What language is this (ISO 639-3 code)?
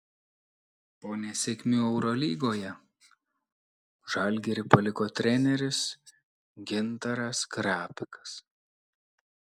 lit